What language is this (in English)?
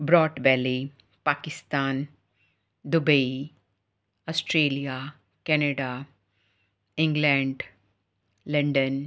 Punjabi